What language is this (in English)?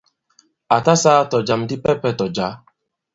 Bankon